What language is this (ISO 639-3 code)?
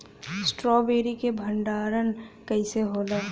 bho